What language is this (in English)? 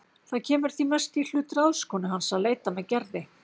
Icelandic